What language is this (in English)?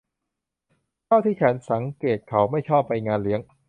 Thai